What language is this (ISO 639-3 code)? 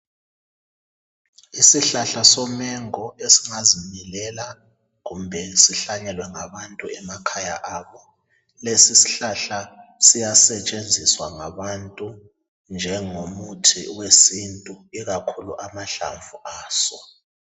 nde